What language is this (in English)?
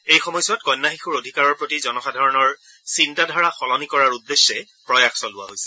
Assamese